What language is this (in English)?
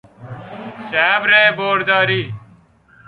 Persian